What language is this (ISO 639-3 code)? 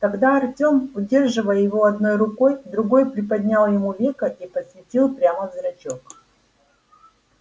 rus